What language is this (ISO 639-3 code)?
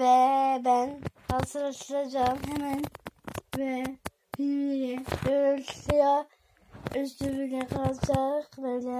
tur